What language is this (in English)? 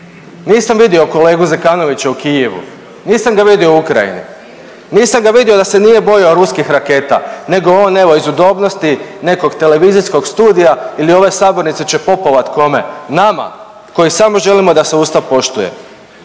Croatian